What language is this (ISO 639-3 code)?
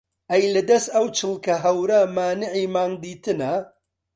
ckb